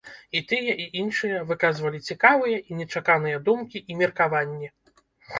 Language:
Belarusian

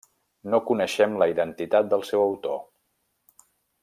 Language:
Catalan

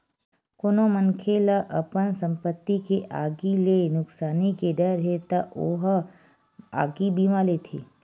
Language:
Chhattisgarhi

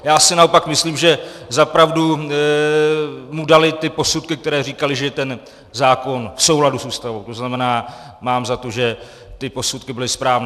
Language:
Czech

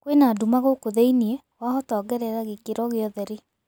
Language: Kikuyu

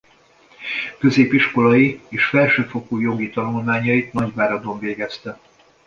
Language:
Hungarian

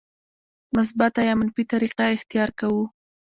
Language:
Pashto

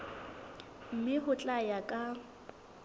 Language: Southern Sotho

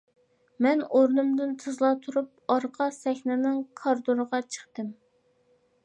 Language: Uyghur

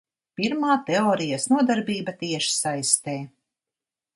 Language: Latvian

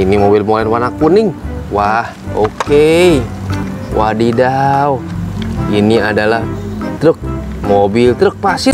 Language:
Indonesian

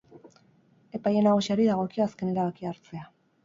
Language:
Basque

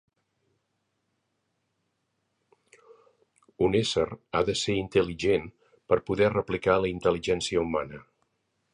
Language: Catalan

